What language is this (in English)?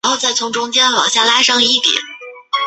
Chinese